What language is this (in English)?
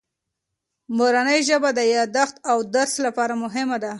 Pashto